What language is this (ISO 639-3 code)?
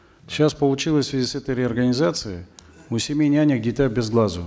kaz